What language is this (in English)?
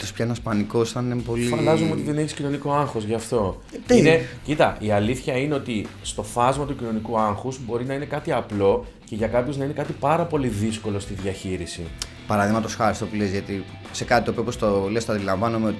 Greek